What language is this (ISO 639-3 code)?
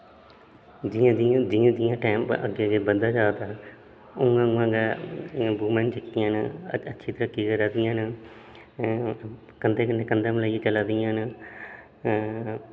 doi